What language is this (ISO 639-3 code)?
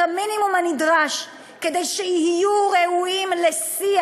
heb